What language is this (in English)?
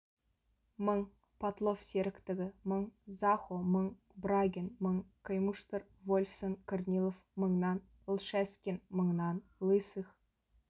Kazakh